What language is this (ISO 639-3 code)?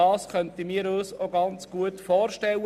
gsw